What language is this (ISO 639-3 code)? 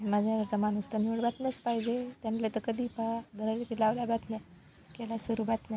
mar